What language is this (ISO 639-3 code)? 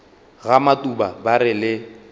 nso